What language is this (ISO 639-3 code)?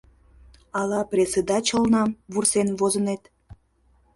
chm